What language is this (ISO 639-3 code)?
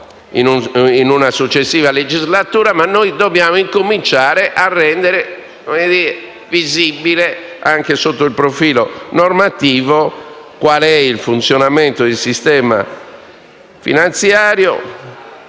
ita